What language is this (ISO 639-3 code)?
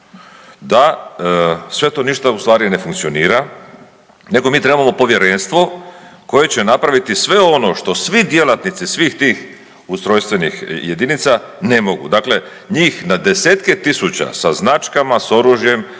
hrv